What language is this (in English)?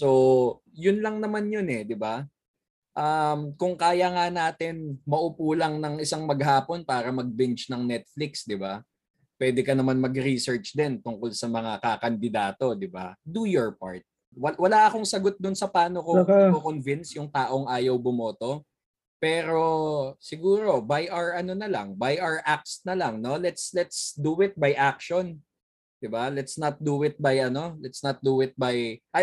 Filipino